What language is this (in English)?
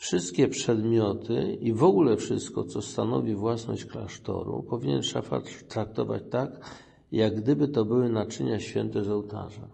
Polish